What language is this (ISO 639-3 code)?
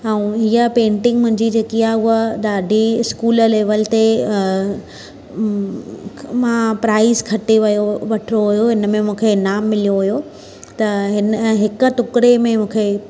snd